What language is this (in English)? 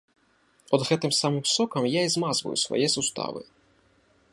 Belarusian